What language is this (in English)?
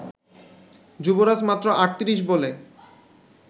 Bangla